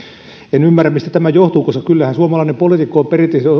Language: Finnish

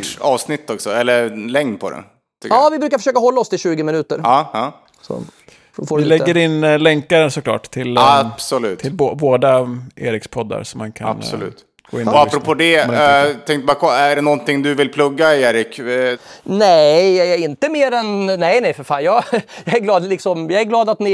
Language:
Swedish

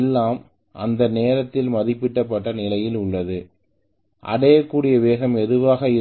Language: Tamil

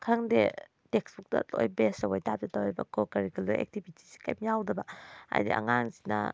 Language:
Manipuri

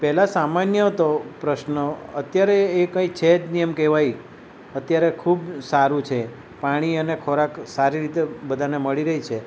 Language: Gujarati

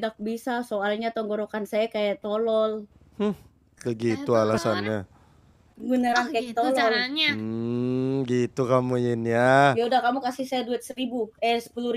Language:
Indonesian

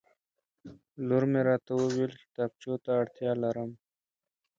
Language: Pashto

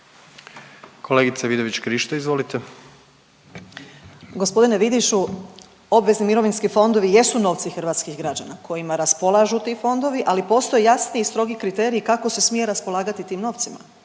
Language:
Croatian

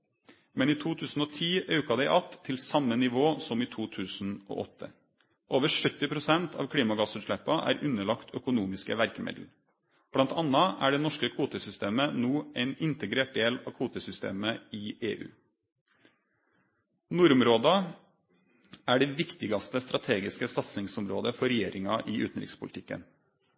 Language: Norwegian Nynorsk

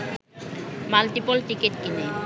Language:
Bangla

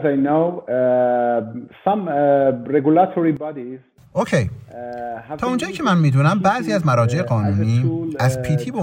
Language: Persian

